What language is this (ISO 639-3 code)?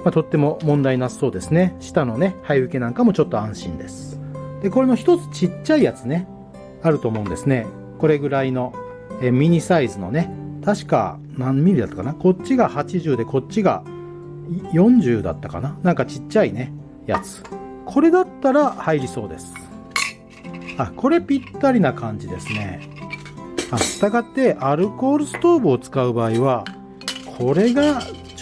jpn